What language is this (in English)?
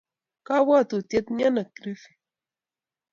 Kalenjin